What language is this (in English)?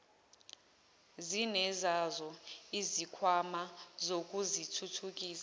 Zulu